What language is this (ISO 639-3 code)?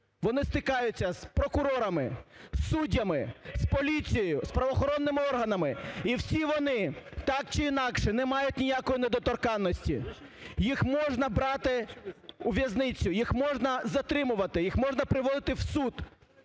ukr